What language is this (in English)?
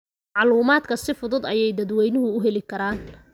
Somali